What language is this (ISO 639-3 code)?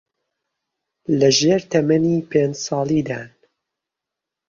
ckb